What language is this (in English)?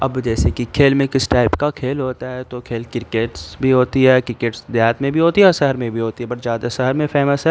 Urdu